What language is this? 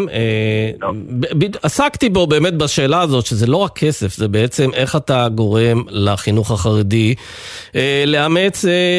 Hebrew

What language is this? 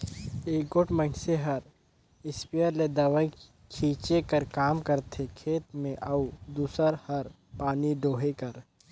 Chhattisgarhi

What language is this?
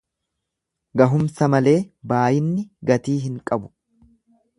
Oromo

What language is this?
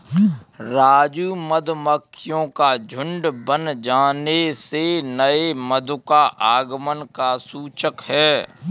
Hindi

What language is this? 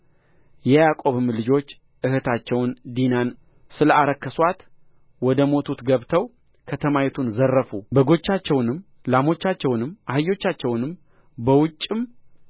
Amharic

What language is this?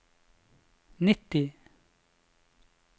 Norwegian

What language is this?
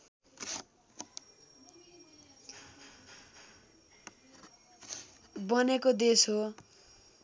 Nepali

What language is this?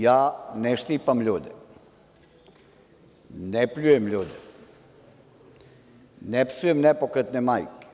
Serbian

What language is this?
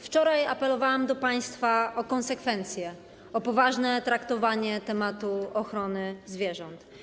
Polish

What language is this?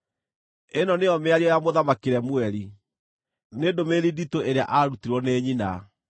Kikuyu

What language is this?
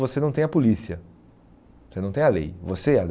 Portuguese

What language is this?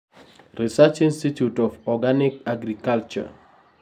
Luo (Kenya and Tanzania)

